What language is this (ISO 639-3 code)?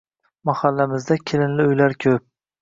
uzb